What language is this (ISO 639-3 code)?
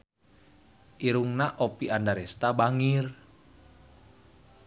sun